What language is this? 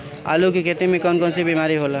Bhojpuri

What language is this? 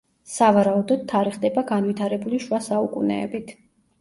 Georgian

